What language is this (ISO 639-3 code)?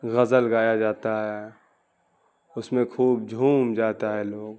urd